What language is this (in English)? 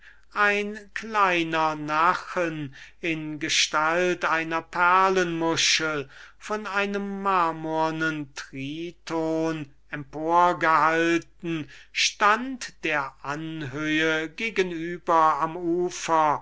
German